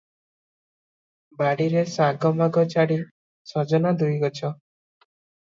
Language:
Odia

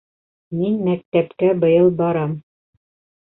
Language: Bashkir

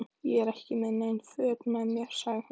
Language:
Icelandic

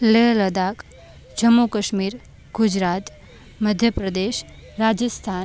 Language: Gujarati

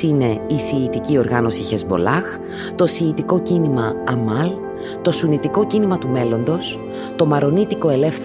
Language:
Greek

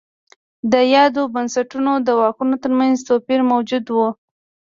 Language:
Pashto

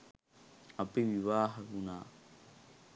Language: Sinhala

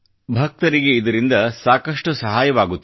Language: Kannada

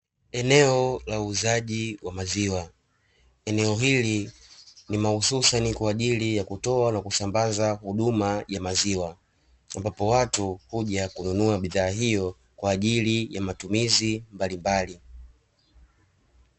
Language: Swahili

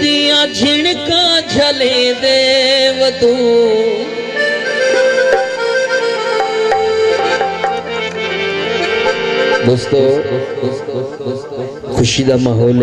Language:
Hindi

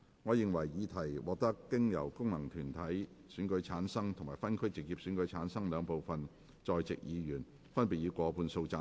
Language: Cantonese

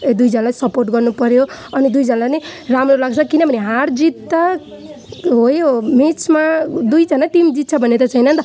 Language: Nepali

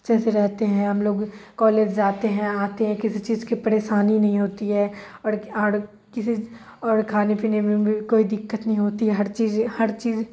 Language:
Urdu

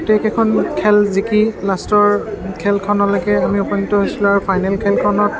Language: Assamese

